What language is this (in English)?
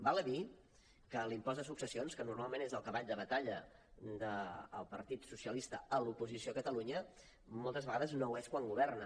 Catalan